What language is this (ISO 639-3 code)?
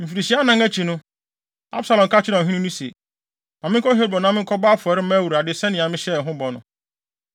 aka